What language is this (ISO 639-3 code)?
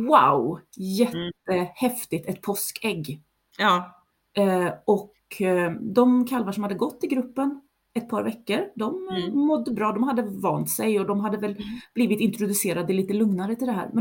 swe